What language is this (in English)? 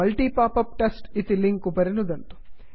Sanskrit